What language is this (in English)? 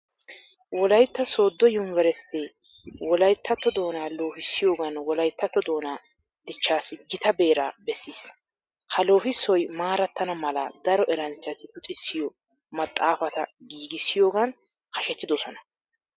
Wolaytta